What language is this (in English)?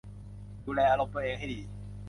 Thai